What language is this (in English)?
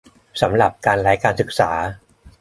Thai